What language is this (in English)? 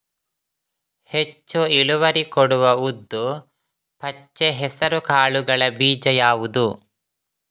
Kannada